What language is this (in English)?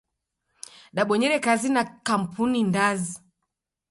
Taita